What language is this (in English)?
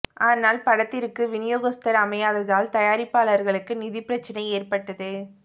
Tamil